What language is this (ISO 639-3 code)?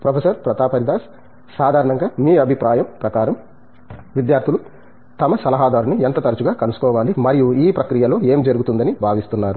tel